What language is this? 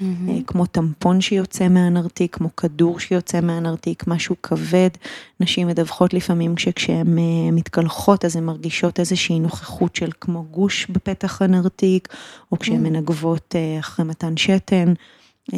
Hebrew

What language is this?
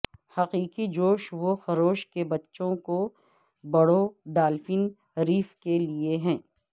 Urdu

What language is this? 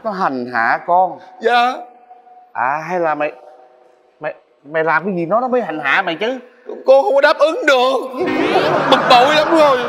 Vietnamese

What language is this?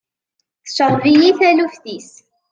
Kabyle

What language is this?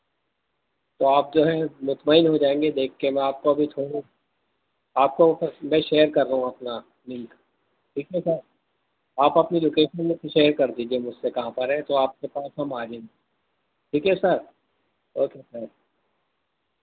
Urdu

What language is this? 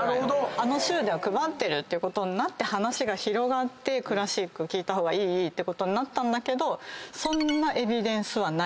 Japanese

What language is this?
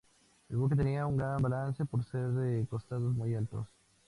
Spanish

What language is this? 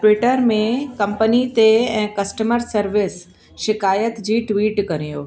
Sindhi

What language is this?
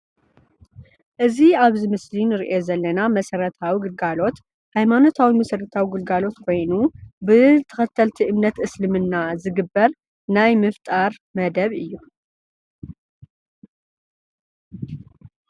Tigrinya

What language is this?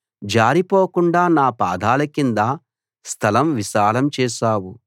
Telugu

